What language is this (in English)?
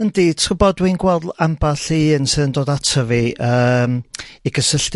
Welsh